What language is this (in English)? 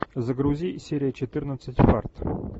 Russian